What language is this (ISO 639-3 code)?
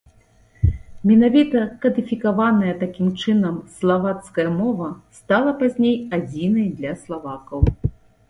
bel